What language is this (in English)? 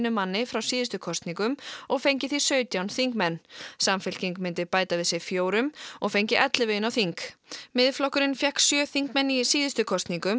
Icelandic